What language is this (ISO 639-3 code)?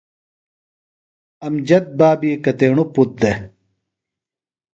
phl